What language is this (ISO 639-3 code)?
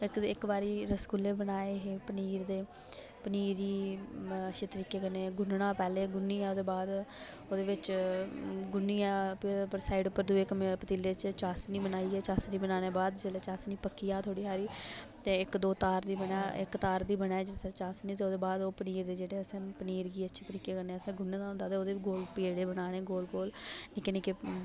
doi